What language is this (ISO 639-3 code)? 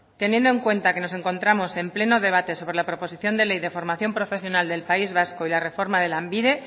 spa